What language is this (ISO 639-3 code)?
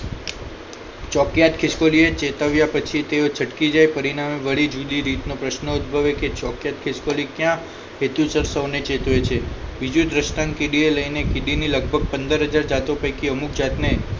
guj